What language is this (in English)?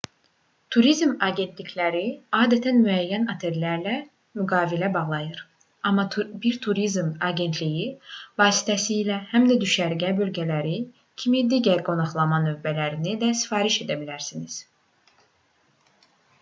Azerbaijani